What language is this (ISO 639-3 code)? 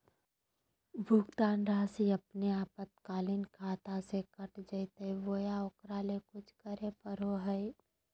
mag